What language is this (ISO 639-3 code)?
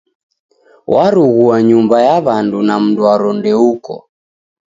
dav